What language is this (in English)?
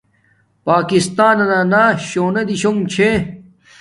Domaaki